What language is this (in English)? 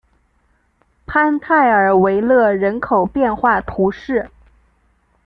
Chinese